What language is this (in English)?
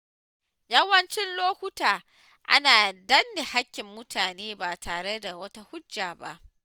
Hausa